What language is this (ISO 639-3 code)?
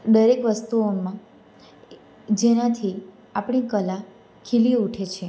guj